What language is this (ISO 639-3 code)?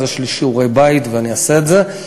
heb